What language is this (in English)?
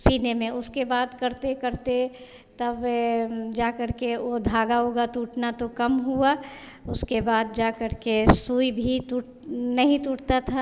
Hindi